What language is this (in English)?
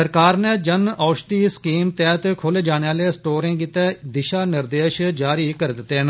Dogri